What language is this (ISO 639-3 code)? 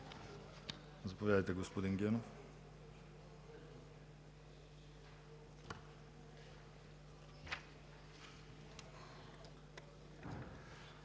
bul